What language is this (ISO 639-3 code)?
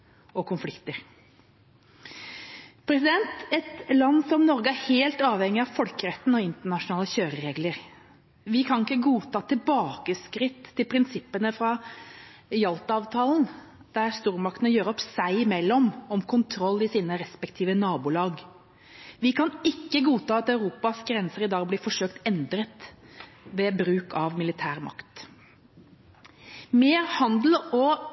nob